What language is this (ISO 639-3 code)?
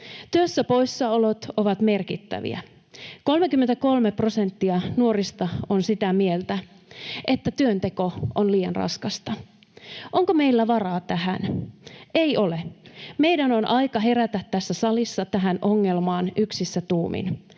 fin